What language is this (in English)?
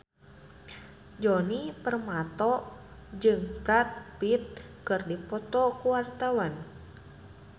Sundanese